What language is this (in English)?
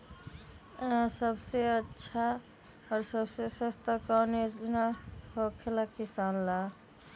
Magahi